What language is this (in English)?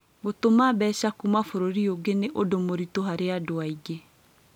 Kikuyu